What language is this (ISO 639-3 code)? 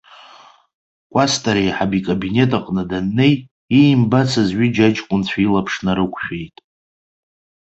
abk